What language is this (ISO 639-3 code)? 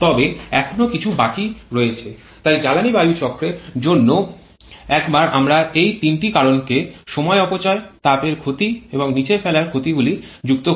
ben